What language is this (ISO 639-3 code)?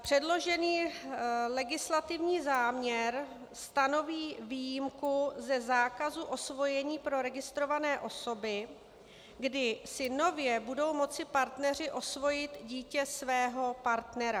ces